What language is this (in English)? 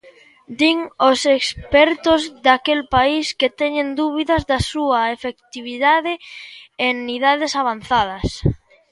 Galician